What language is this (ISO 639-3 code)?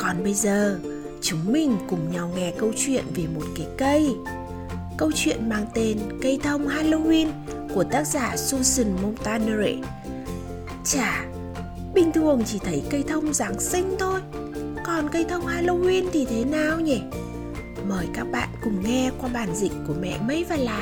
vie